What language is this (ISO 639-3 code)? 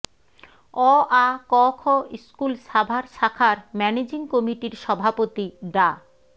ben